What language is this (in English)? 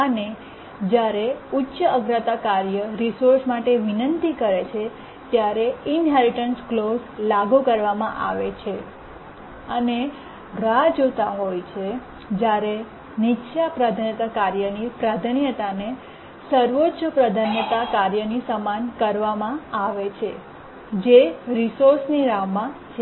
Gujarati